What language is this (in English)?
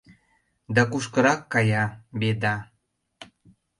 Mari